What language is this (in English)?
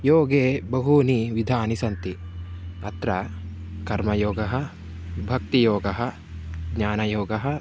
Sanskrit